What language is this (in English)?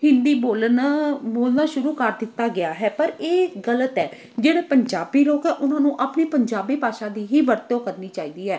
Punjabi